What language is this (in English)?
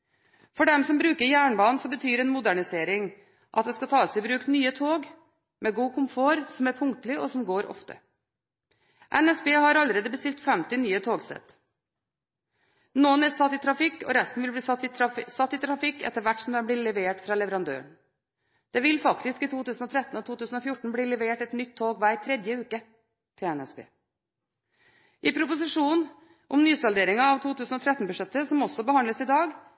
Norwegian Bokmål